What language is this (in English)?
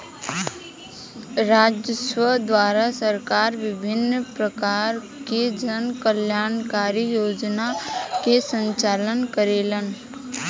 Bhojpuri